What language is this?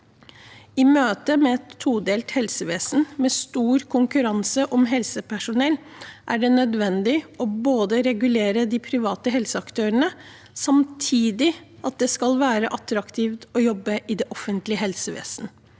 Norwegian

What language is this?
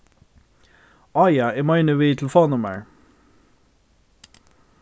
Faroese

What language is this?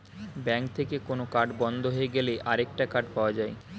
Bangla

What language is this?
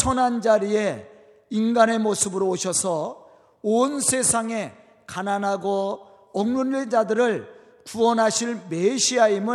Korean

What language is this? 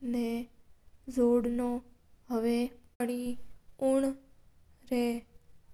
Mewari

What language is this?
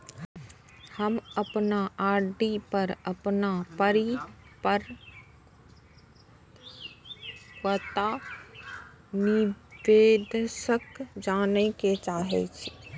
Maithili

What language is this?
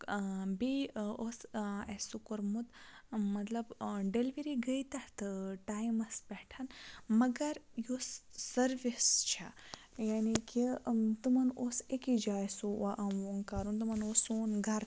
Kashmiri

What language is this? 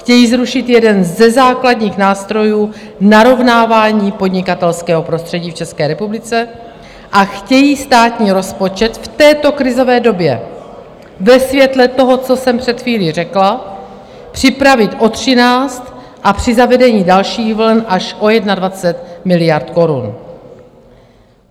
Czech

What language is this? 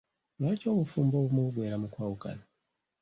Ganda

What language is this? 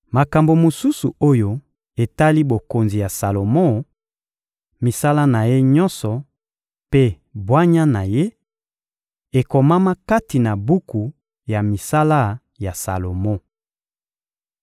Lingala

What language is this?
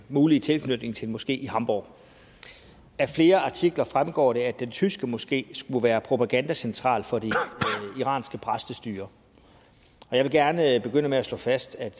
Danish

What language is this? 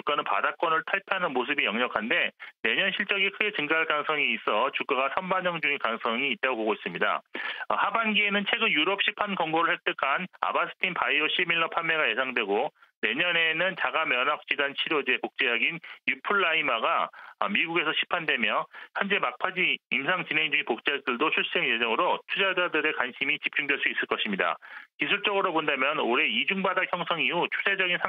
Korean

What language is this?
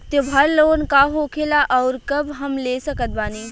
Bhojpuri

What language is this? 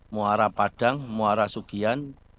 Indonesian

